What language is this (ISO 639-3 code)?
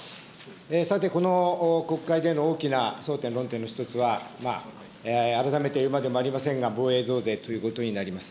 jpn